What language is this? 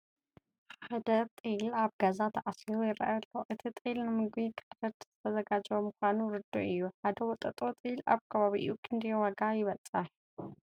Tigrinya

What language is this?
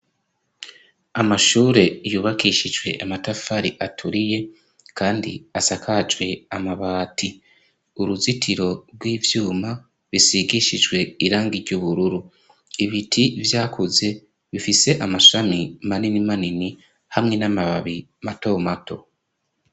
Rundi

